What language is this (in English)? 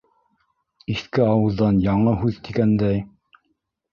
Bashkir